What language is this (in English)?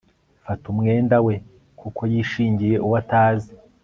Kinyarwanda